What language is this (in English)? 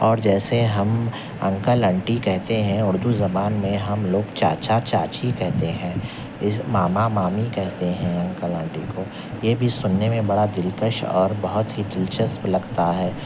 Urdu